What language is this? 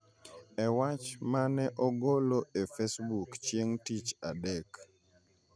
Luo (Kenya and Tanzania)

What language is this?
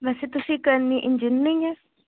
Punjabi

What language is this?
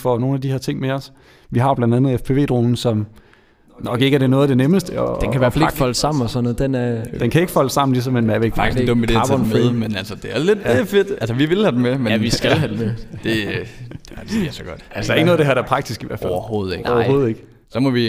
Danish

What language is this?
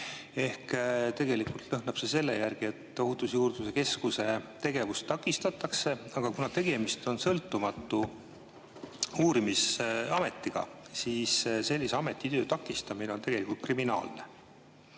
Estonian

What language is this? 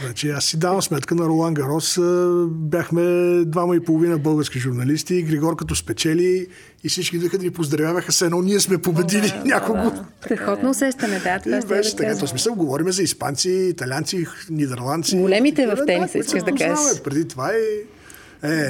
Bulgarian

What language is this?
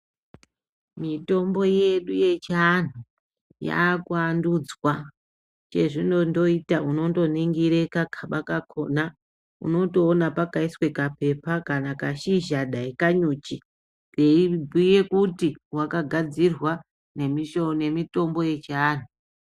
Ndau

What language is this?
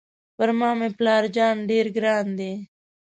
Pashto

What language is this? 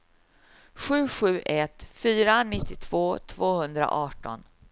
Swedish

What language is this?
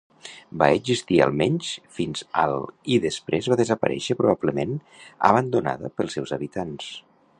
Catalan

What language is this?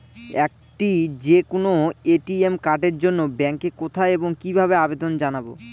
Bangla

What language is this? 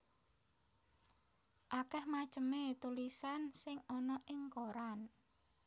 Javanese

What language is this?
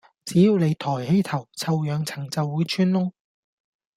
Cantonese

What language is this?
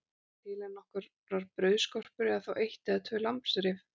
Icelandic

